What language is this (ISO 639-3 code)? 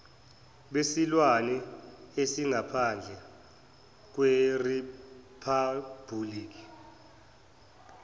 zul